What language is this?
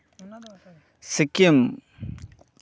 Santali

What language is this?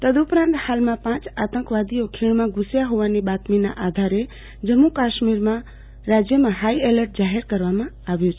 Gujarati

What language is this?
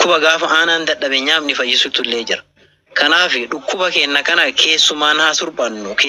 Arabic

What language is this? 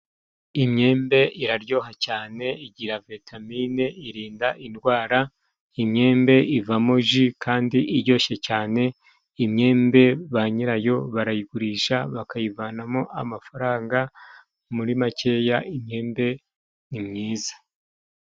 Kinyarwanda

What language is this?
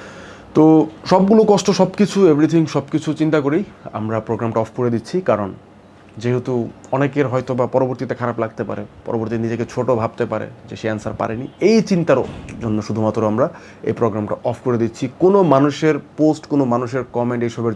Portuguese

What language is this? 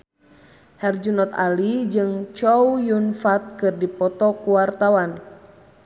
Sundanese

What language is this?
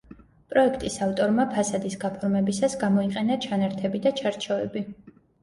Georgian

